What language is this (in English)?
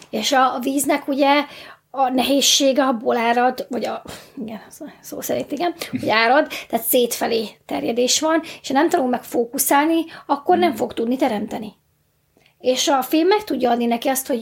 Hungarian